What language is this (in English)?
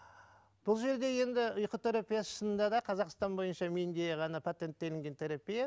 Kazakh